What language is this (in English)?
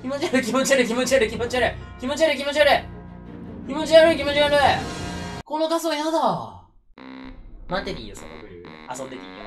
Japanese